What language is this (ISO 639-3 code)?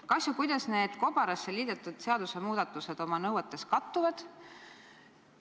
est